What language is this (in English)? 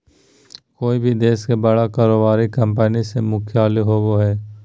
Magahi